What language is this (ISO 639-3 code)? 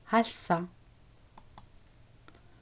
fao